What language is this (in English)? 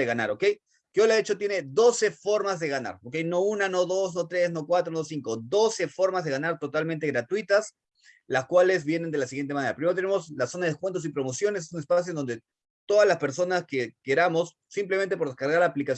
Spanish